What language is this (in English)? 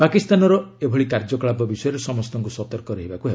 Odia